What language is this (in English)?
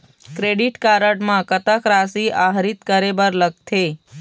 Chhattisgarhi